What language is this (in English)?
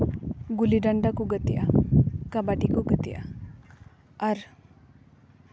Santali